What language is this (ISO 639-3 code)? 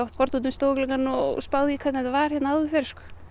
isl